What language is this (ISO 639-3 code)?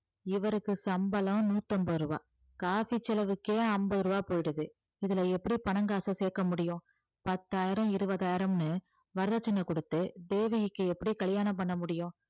tam